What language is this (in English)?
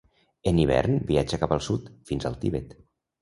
Catalan